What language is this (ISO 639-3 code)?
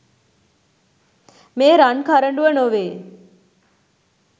sin